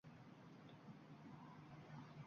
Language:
Uzbek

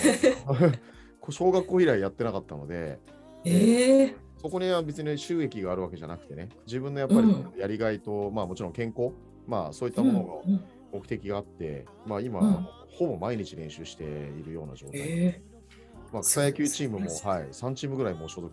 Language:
Japanese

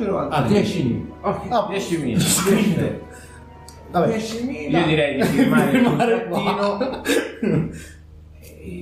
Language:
Italian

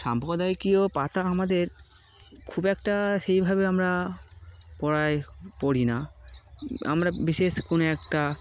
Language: Bangla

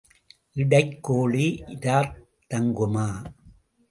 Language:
Tamil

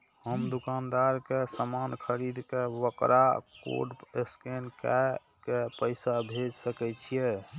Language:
Maithili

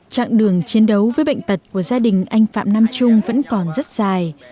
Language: Vietnamese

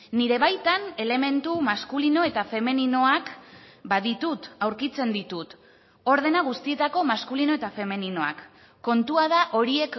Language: Basque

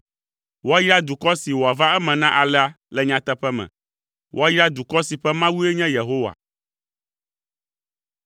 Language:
Ewe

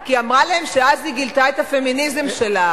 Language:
Hebrew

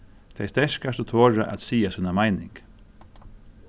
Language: Faroese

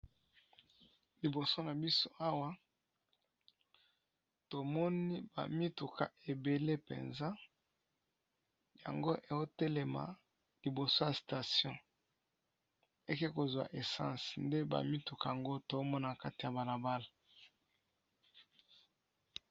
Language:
Lingala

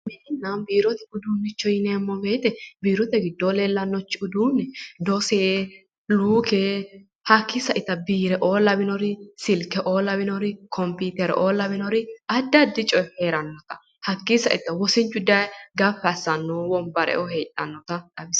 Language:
Sidamo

